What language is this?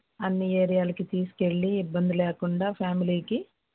Telugu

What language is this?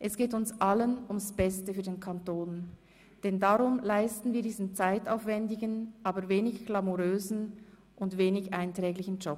Swiss German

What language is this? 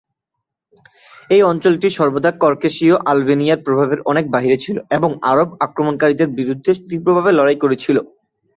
Bangla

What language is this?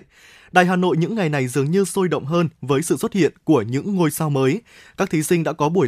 Vietnamese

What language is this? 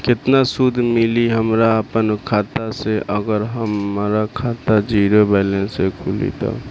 Bhojpuri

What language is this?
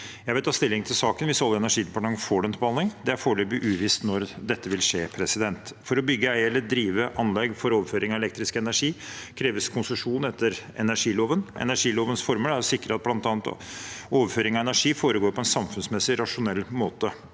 Norwegian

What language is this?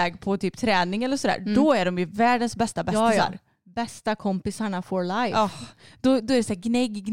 Swedish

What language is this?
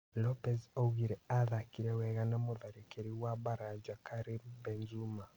Kikuyu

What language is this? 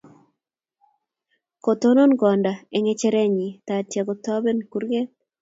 Kalenjin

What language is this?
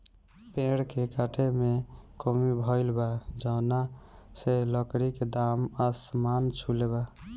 Bhojpuri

